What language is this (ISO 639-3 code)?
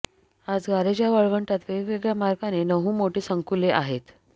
mar